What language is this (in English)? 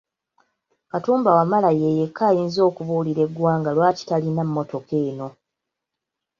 Ganda